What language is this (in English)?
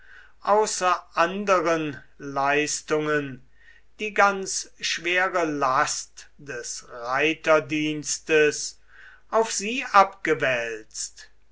German